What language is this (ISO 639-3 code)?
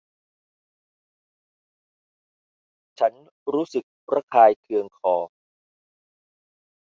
tha